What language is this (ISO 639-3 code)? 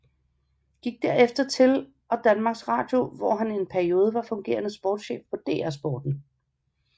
dan